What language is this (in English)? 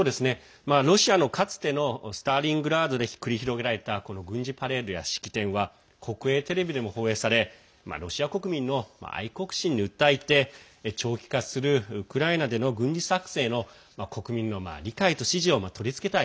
Japanese